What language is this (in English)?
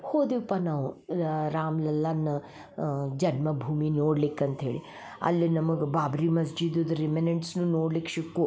Kannada